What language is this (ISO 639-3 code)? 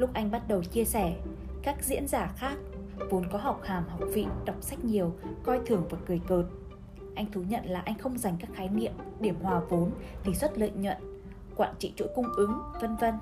vie